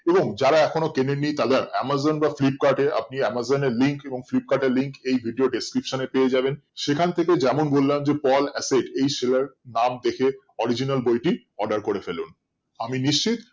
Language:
Bangla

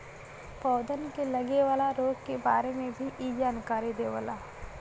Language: Bhojpuri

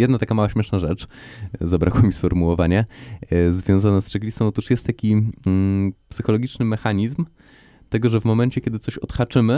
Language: Polish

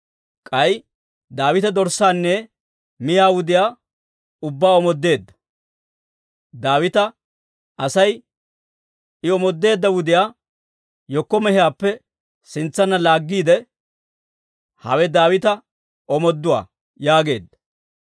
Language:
Dawro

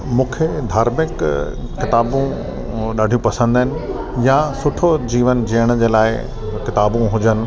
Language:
Sindhi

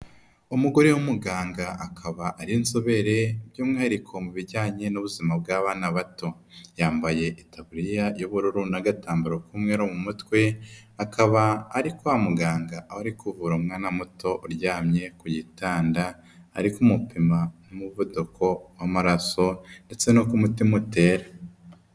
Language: Kinyarwanda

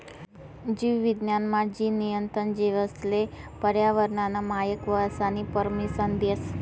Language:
Marathi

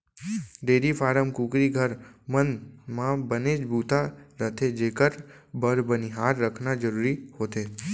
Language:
Chhattisgarhi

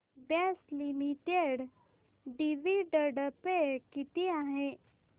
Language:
Marathi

